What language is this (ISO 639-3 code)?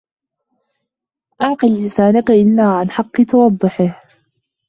ara